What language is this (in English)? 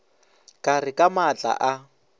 Northern Sotho